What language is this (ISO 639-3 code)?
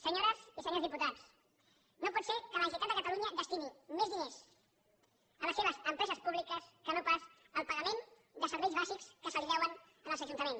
cat